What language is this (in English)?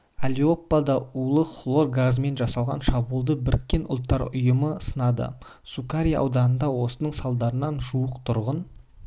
Kazakh